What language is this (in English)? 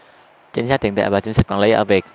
Vietnamese